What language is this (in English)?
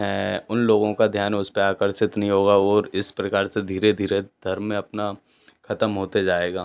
Hindi